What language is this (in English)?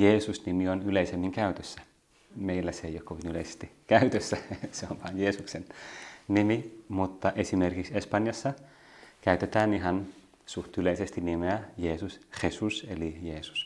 Finnish